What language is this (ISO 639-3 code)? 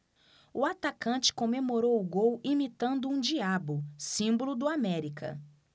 por